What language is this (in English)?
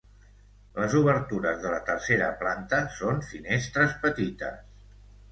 Catalan